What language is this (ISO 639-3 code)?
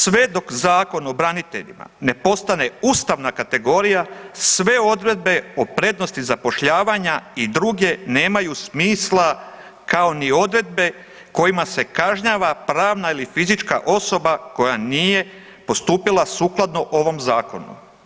hrv